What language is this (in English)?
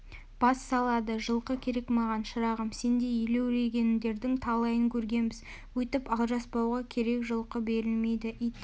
Kazakh